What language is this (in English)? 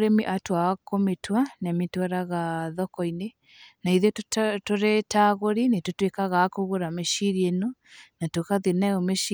Kikuyu